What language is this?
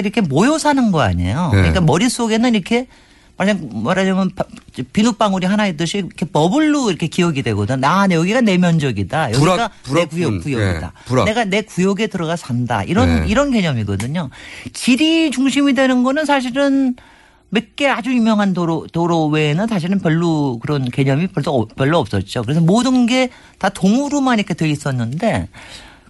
Korean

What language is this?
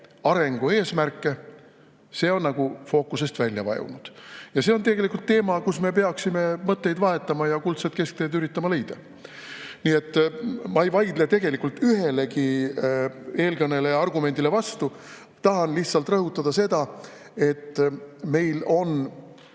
Estonian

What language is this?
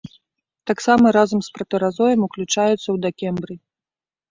Belarusian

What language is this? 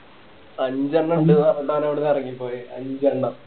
Malayalam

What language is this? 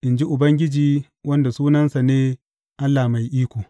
Hausa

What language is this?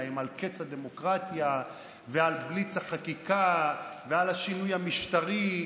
Hebrew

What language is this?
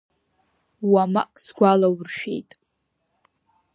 Abkhazian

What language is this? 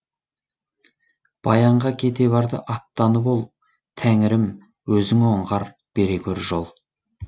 Kazakh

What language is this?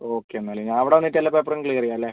Malayalam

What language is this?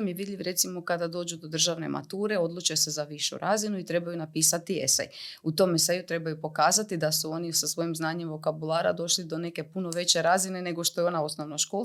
Croatian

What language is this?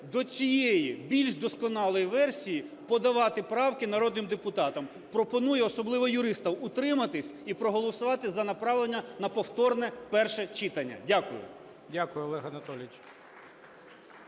Ukrainian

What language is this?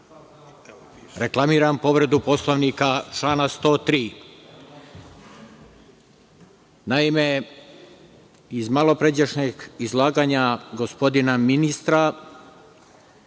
Serbian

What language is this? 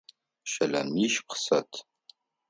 Adyghe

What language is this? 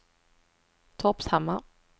Swedish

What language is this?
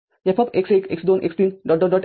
Marathi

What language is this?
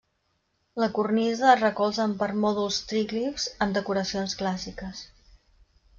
Catalan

